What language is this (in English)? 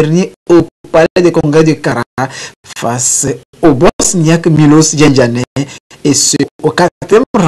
French